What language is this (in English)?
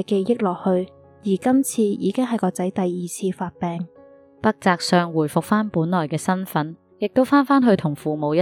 Chinese